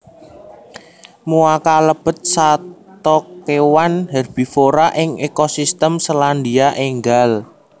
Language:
Javanese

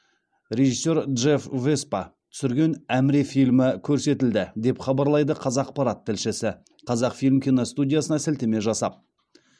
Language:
Kazakh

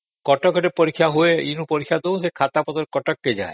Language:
Odia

